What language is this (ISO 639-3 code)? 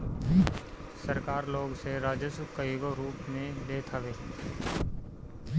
bho